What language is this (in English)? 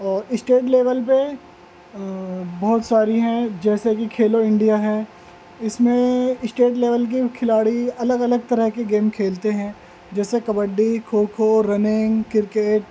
Urdu